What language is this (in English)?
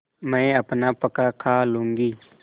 Hindi